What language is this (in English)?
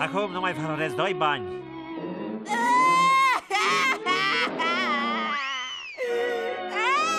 Romanian